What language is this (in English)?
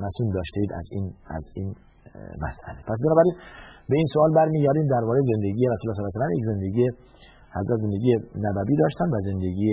Persian